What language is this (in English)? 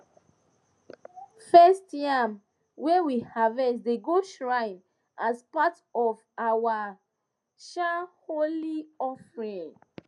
Nigerian Pidgin